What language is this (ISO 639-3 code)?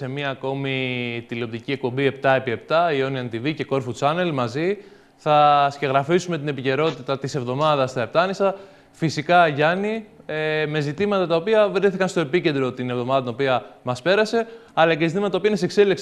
ell